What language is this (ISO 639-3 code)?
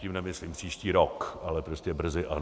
ces